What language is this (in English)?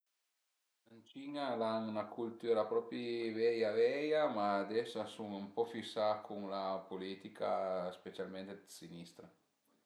Piedmontese